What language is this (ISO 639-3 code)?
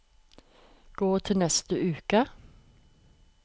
nor